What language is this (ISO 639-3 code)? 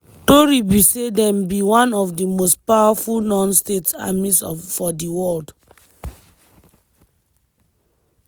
pcm